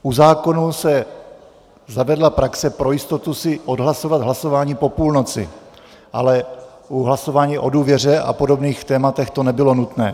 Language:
Czech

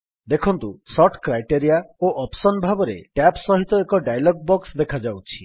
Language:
Odia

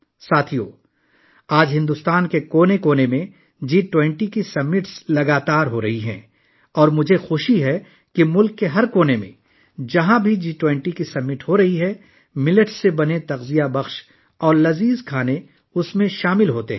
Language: Urdu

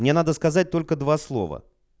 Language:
Russian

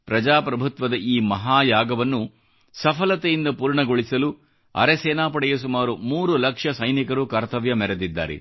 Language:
Kannada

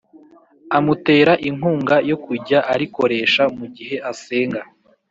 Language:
Kinyarwanda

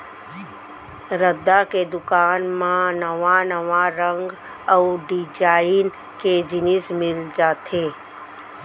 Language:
Chhattisgarhi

